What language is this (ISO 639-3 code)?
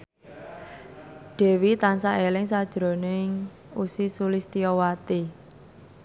jav